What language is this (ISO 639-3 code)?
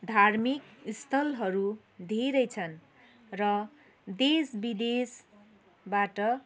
nep